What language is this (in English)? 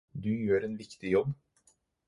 Norwegian Bokmål